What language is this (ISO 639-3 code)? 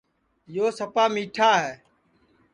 ssi